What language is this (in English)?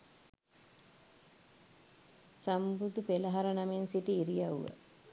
Sinhala